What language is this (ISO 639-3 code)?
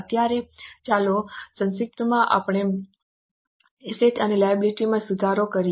guj